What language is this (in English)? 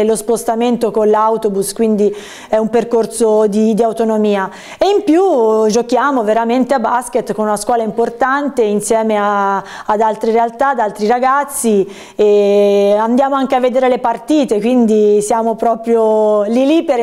Italian